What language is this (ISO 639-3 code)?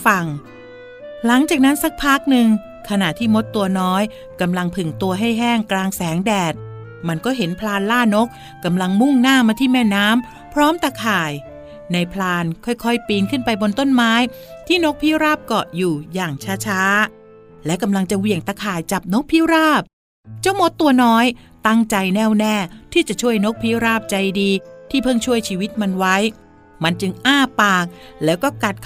tha